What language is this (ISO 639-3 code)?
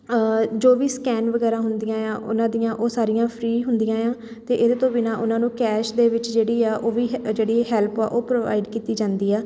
pan